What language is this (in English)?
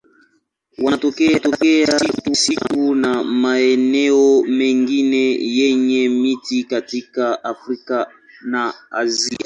Swahili